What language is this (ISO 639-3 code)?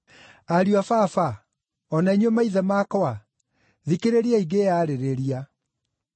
kik